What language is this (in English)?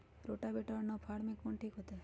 Magahi